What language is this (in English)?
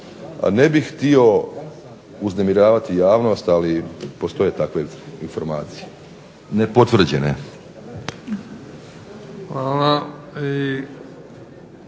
Croatian